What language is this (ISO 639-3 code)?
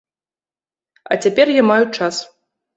bel